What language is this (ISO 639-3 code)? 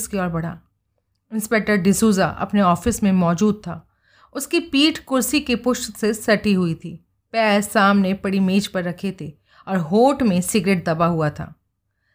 hin